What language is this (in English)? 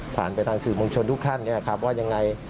Thai